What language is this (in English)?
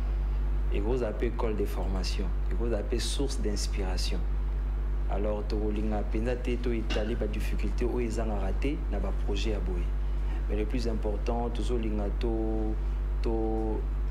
French